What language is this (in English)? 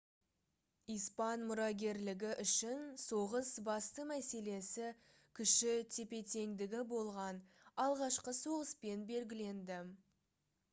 Kazakh